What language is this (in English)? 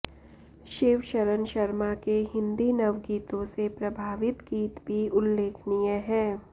Sanskrit